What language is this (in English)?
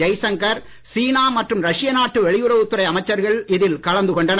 Tamil